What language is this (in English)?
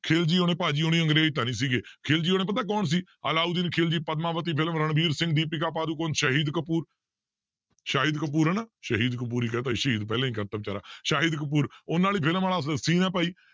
Punjabi